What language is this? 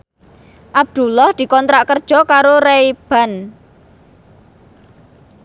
Javanese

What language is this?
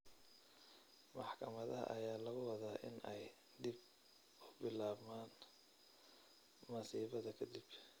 Somali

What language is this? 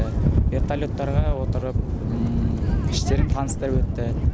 Kazakh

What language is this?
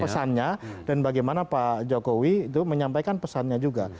Indonesian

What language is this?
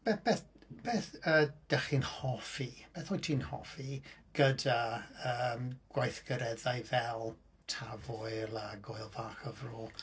Welsh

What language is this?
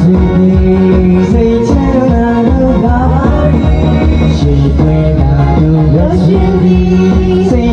Indonesian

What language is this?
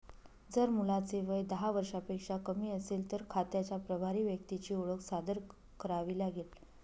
Marathi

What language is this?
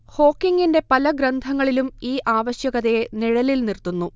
Malayalam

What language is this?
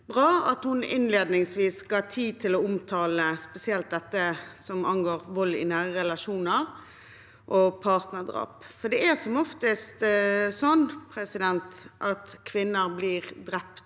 Norwegian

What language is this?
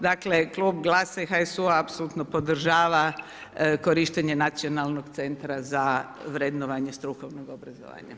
Croatian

